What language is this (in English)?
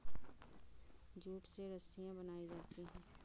Hindi